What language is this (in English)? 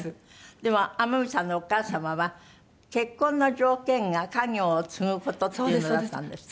Japanese